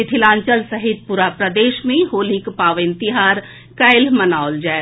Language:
Maithili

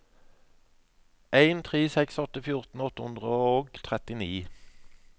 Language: Norwegian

